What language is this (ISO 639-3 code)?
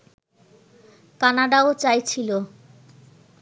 ben